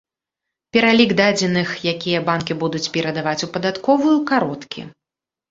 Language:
Belarusian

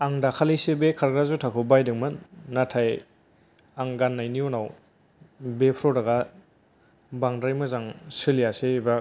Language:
Bodo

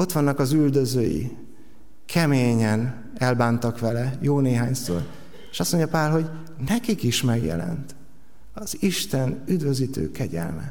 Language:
Hungarian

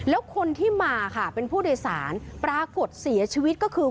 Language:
Thai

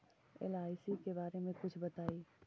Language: Magahi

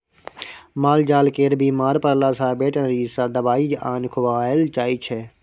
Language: Maithili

